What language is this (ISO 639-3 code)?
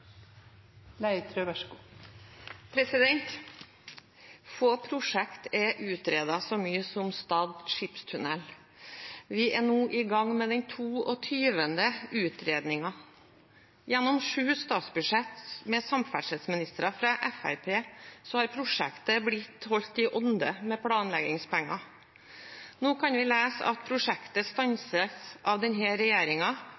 nob